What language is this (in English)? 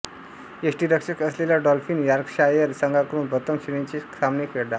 Marathi